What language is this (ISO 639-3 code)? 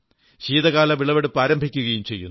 mal